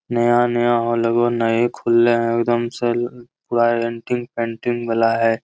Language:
Magahi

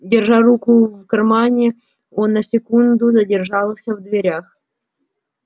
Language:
Russian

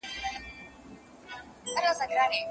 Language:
Pashto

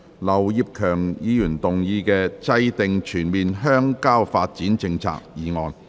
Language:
Cantonese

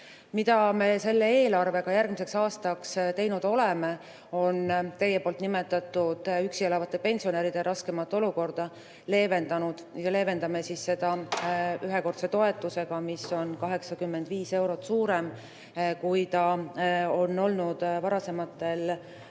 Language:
Estonian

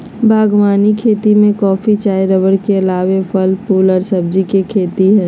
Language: Magahi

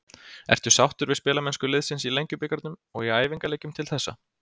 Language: Icelandic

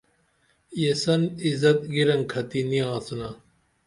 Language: Dameli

